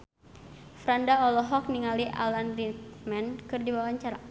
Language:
Sundanese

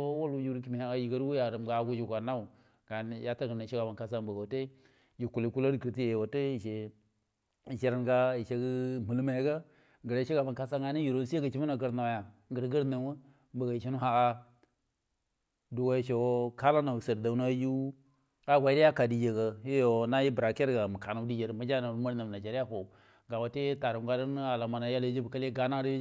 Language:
Buduma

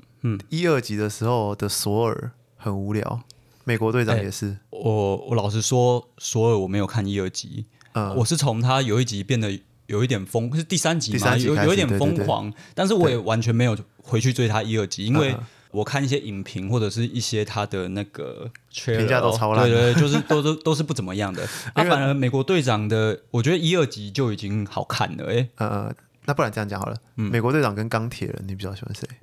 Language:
Chinese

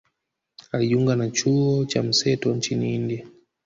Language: Swahili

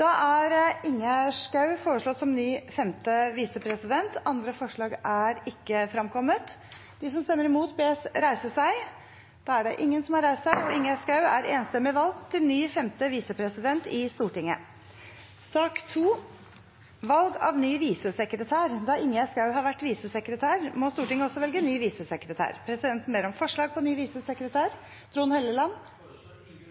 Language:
Norwegian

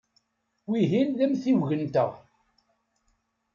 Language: Kabyle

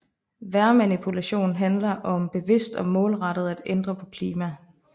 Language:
Danish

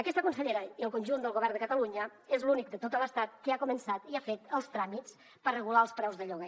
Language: Catalan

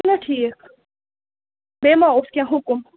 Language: Kashmiri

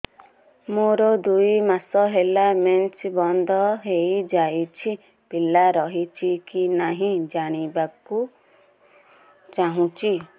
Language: Odia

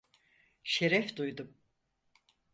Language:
Turkish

